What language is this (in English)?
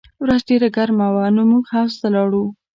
Pashto